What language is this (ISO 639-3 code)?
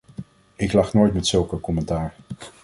nld